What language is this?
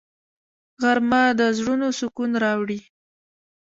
Pashto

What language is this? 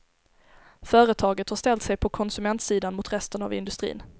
Swedish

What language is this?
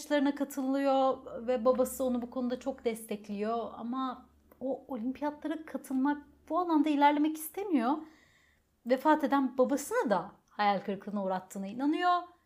Turkish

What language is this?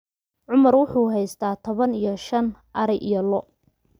Somali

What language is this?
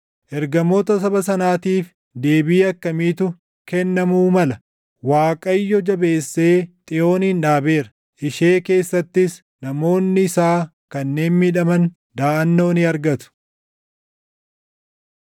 Oromo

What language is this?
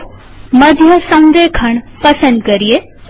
Gujarati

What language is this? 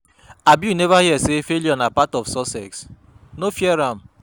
Nigerian Pidgin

